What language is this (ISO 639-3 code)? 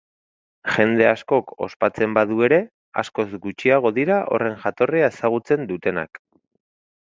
eus